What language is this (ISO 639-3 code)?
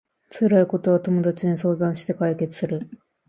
jpn